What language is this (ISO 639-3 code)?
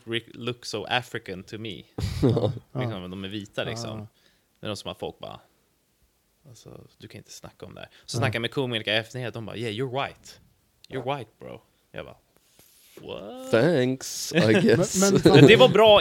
swe